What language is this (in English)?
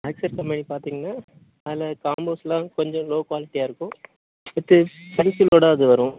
Tamil